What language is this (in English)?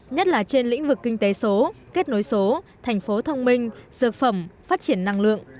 Vietnamese